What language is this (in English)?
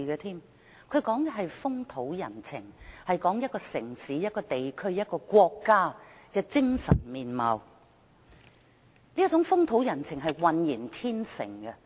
Cantonese